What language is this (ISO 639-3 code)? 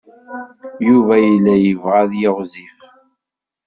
kab